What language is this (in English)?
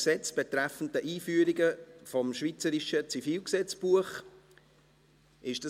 Swiss German